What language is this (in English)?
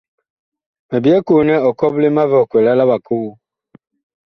Bakoko